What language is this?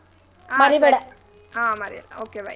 Kannada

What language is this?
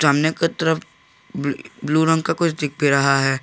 Hindi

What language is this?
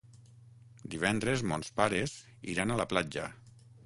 Catalan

